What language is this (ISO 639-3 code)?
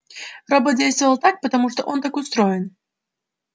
rus